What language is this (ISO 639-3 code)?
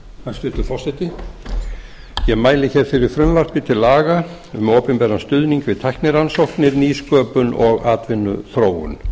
isl